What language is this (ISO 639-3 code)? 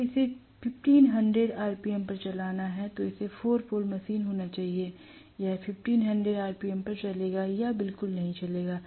hin